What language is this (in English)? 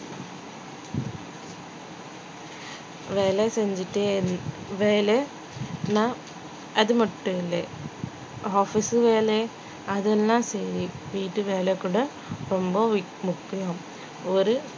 Tamil